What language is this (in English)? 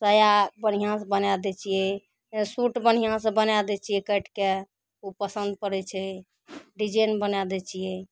Maithili